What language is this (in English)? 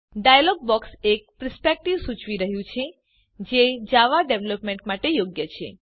Gujarati